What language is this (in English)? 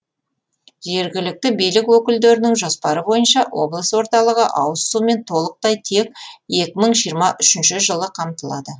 Kazakh